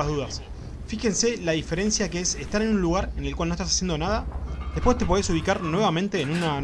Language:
Spanish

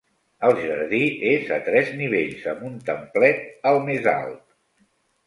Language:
Catalan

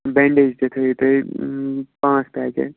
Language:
Kashmiri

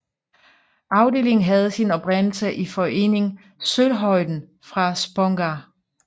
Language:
Danish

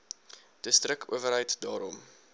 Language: Afrikaans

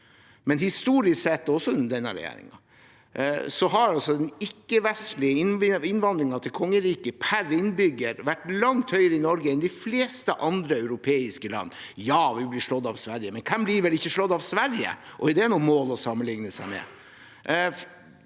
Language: Norwegian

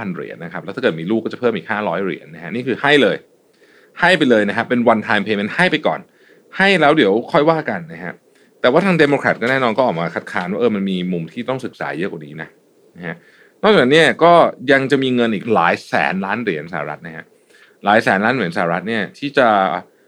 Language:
Thai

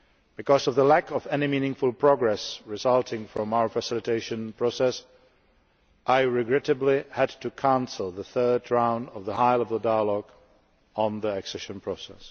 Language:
English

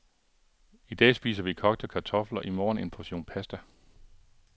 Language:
Danish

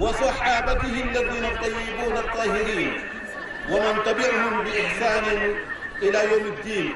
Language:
Arabic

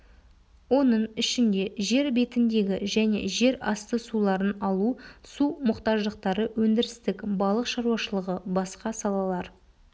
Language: Kazakh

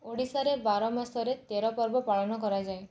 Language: Odia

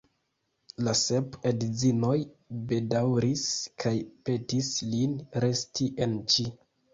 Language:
Esperanto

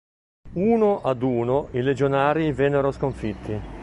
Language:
Italian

